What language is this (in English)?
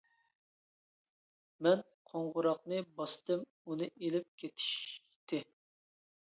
Uyghur